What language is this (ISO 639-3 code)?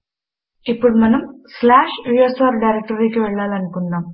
tel